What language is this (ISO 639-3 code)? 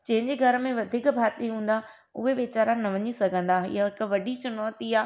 snd